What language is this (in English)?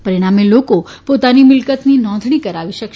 Gujarati